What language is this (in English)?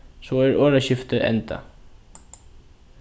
Faroese